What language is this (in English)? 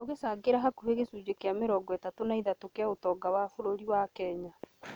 Kikuyu